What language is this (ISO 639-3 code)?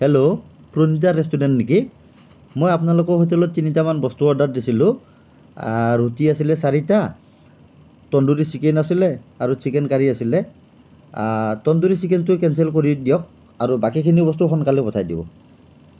asm